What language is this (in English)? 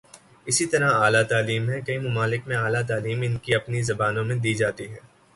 Urdu